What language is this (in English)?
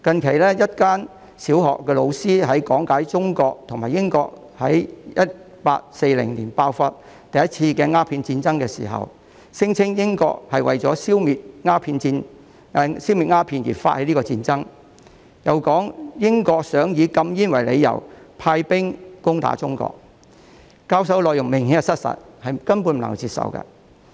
Cantonese